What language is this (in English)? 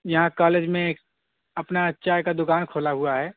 Urdu